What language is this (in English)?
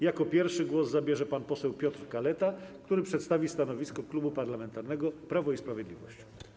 Polish